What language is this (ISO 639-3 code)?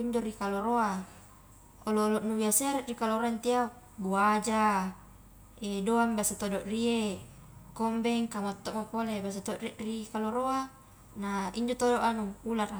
kjk